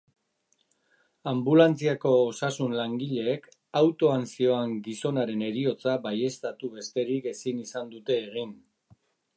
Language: Basque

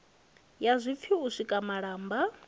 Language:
Venda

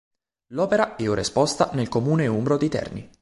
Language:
Italian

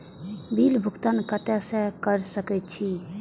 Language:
Maithili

